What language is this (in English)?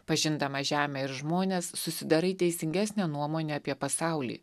Lithuanian